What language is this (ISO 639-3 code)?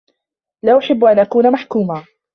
ara